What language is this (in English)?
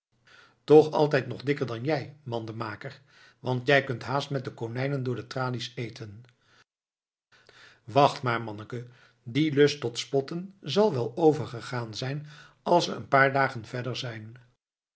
Dutch